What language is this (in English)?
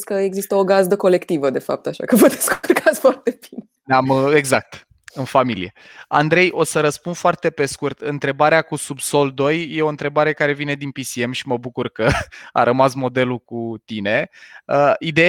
Romanian